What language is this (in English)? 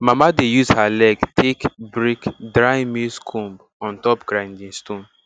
Nigerian Pidgin